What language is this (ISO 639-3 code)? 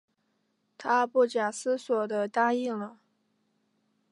zho